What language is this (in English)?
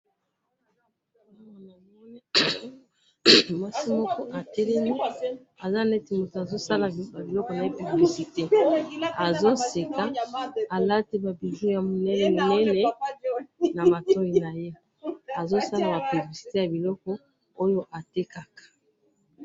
Lingala